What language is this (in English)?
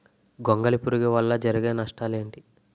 Telugu